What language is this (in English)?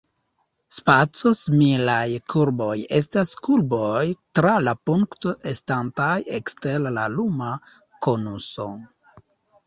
Esperanto